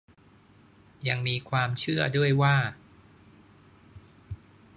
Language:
Thai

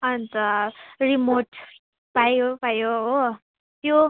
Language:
Nepali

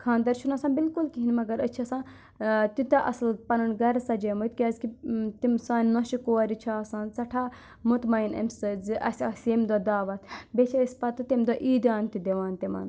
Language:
Kashmiri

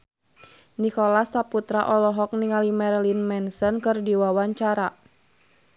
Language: Sundanese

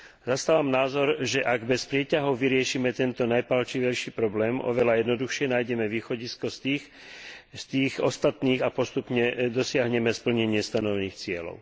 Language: Slovak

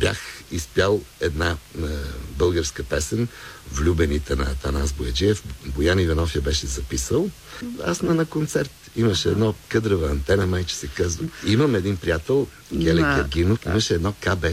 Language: Bulgarian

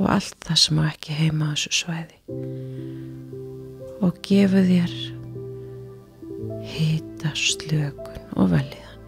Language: Dutch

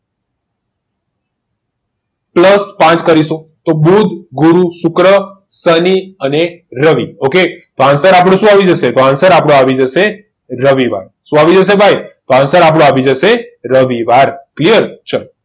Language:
Gujarati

